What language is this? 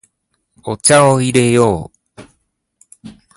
Japanese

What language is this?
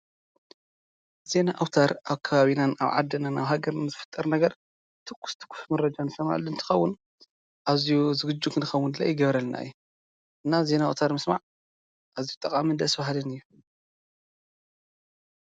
Tigrinya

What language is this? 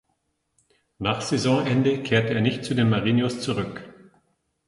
German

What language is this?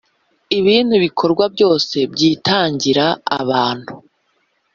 Kinyarwanda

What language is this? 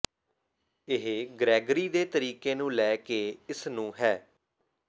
Punjabi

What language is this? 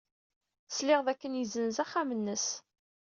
Kabyle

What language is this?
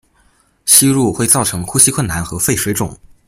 Chinese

